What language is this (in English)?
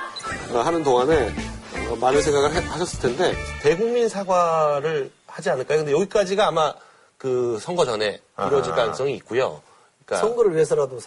Korean